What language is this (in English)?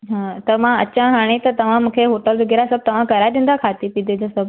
Sindhi